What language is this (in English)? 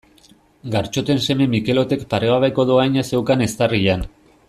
Basque